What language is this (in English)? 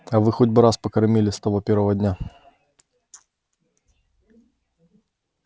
Russian